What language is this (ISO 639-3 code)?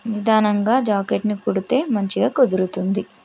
tel